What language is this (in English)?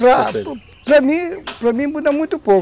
Portuguese